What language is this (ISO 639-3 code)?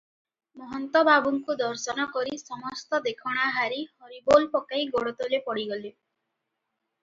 ori